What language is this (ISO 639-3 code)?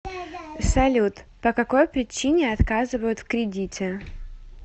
rus